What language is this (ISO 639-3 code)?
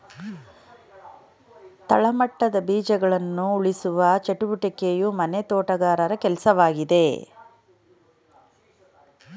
kan